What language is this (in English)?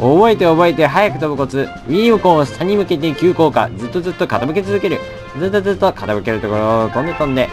Japanese